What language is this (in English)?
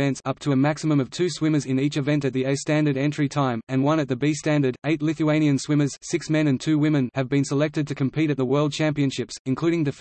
English